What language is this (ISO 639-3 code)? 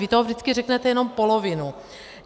ces